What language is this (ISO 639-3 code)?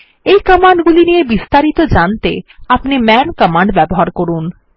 ben